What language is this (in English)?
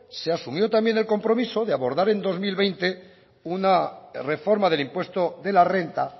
Spanish